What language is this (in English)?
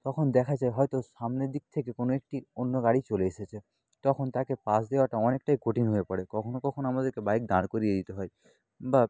Bangla